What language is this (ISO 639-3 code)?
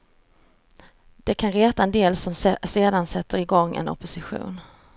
swe